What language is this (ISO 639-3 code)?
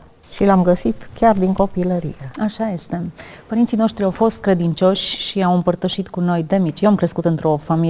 ron